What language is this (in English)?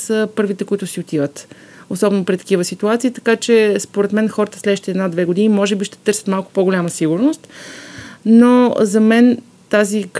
Bulgarian